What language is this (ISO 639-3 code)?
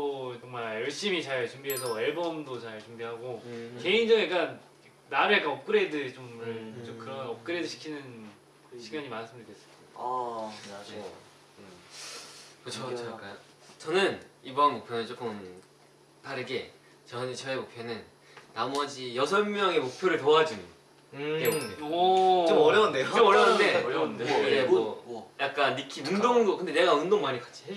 kor